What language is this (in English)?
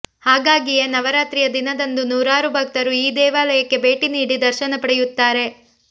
Kannada